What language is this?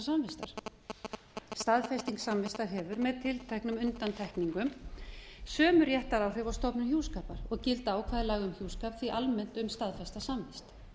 Icelandic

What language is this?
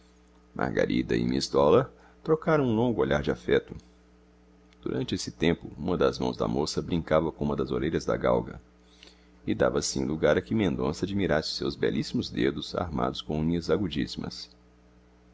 Portuguese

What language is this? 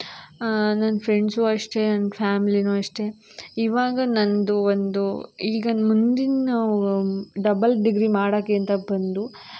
Kannada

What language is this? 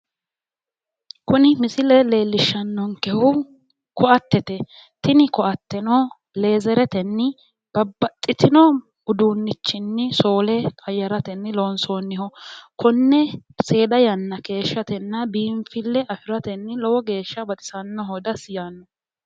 Sidamo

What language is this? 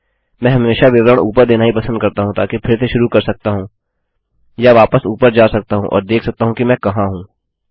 Hindi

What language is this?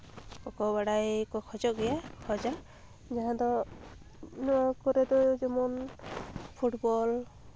Santali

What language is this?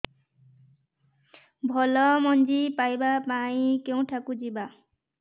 Odia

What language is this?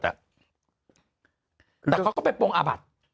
Thai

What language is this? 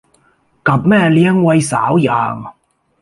Thai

